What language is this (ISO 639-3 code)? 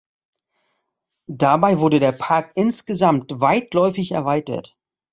deu